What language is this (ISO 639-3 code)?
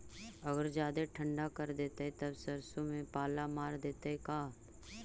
mag